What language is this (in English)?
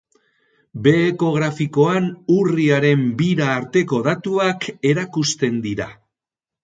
Basque